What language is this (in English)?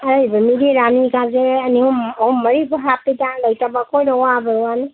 Manipuri